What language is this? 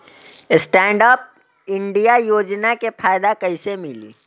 Bhojpuri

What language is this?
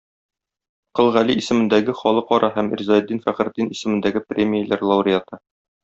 Tatar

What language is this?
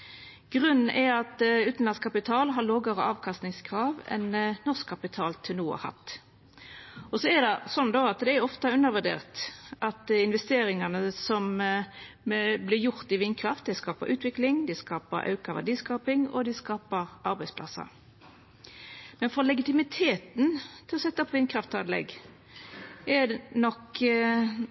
Norwegian Nynorsk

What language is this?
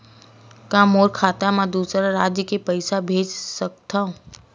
Chhattisgarhi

